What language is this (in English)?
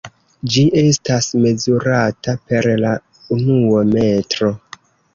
Esperanto